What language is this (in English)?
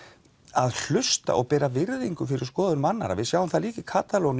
Icelandic